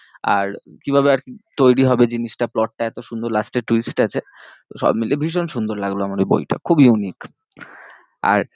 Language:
Bangla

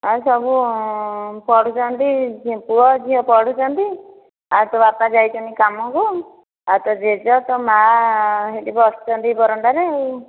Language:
Odia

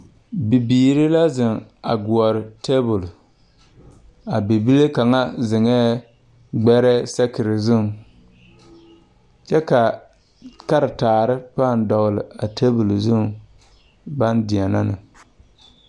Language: Southern Dagaare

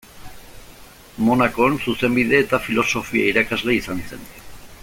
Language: Basque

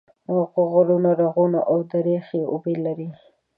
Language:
Pashto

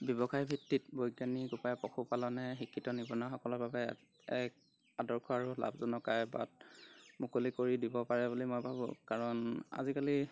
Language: Assamese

